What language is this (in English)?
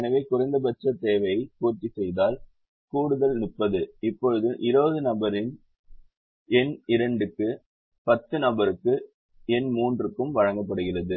Tamil